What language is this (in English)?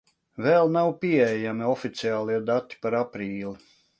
Latvian